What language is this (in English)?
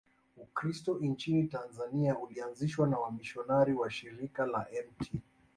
Swahili